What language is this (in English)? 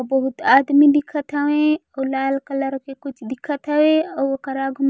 Chhattisgarhi